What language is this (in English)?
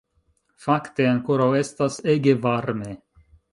Esperanto